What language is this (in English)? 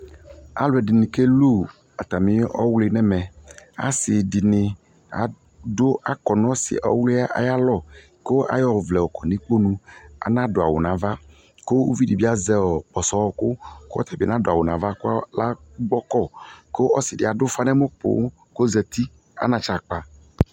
Ikposo